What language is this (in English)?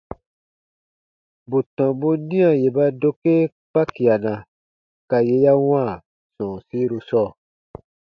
Baatonum